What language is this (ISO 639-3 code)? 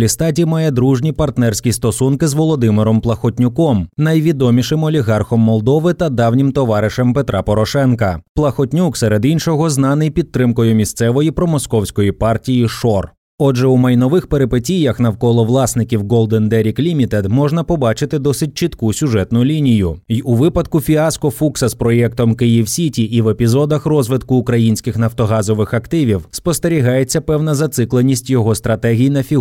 ukr